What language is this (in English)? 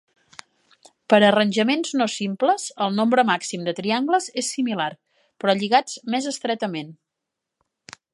Catalan